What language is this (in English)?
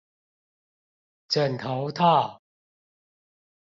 Chinese